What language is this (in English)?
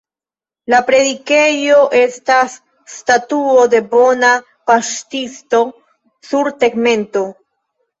Esperanto